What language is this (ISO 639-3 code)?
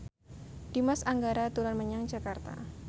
jav